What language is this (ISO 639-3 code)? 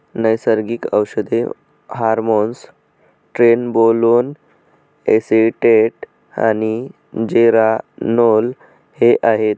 mar